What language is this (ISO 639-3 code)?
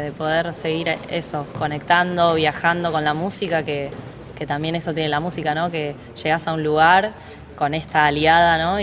spa